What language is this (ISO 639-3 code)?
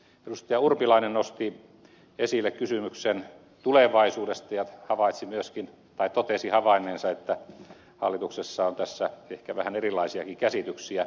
fin